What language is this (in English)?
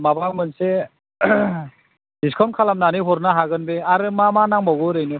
Bodo